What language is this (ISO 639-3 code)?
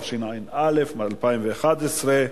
heb